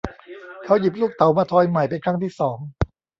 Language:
Thai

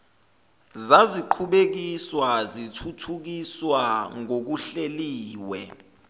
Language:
Zulu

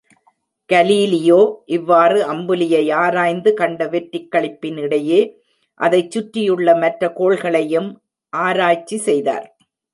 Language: Tamil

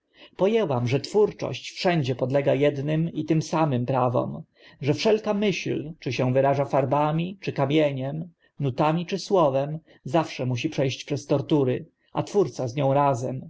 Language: Polish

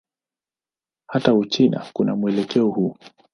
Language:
Swahili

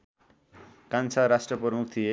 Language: Nepali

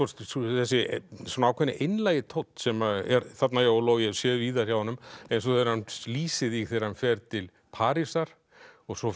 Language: Icelandic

